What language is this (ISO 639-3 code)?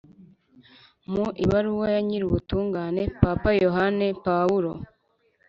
kin